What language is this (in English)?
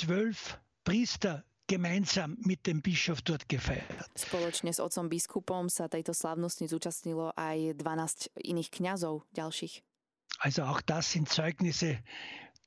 Slovak